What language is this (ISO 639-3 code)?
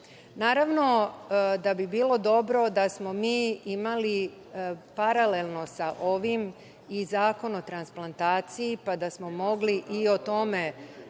srp